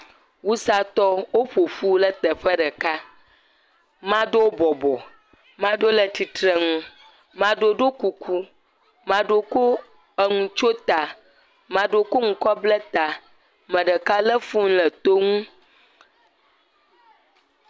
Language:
Ewe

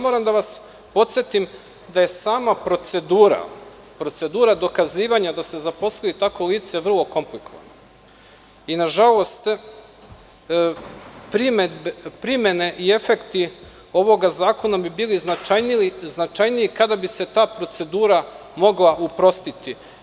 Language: Serbian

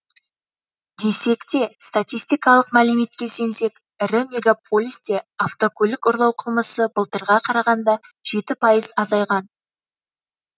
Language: Kazakh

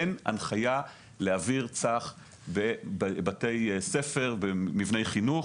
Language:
Hebrew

